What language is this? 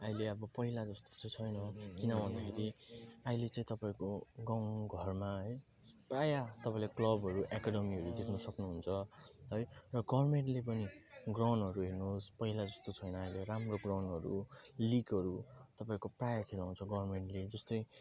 Nepali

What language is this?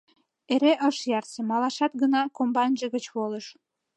Mari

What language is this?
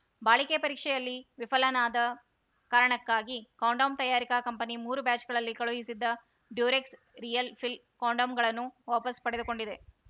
Kannada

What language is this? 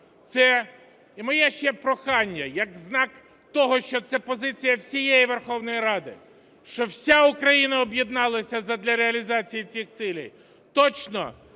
Ukrainian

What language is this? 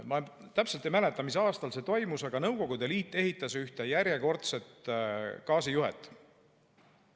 Estonian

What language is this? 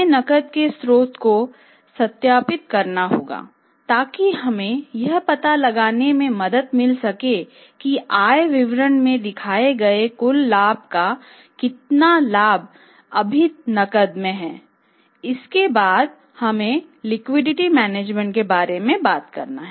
Hindi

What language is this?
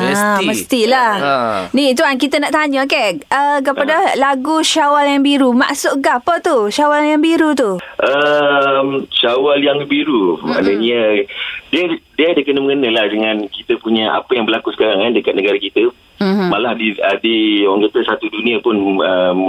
Malay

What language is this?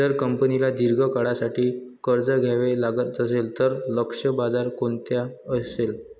Marathi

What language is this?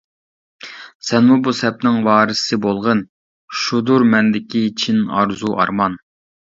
Uyghur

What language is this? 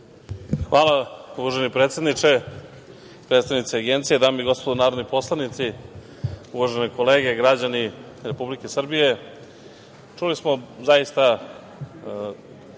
Serbian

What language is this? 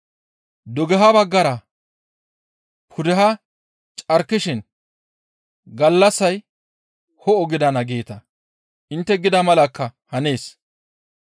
Gamo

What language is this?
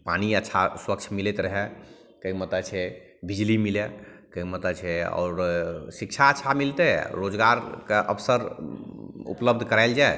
Maithili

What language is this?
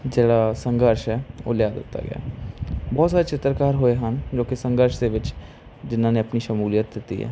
Punjabi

